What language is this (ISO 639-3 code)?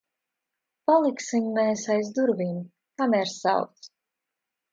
lav